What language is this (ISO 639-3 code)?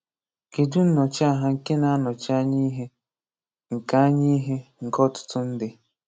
ibo